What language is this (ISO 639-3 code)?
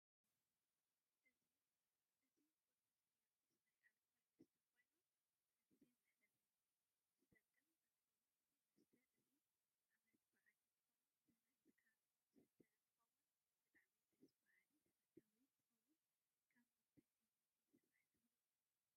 tir